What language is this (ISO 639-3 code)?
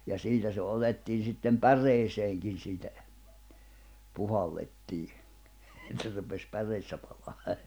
fin